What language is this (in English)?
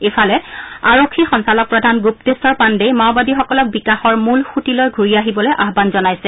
Assamese